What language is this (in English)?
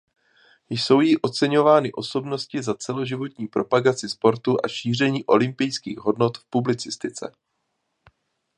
Czech